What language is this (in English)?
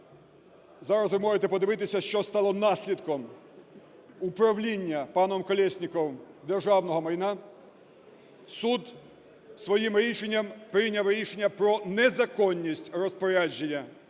Ukrainian